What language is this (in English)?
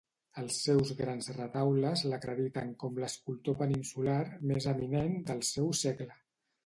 Catalan